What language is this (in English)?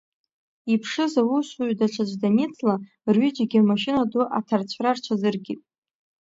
Abkhazian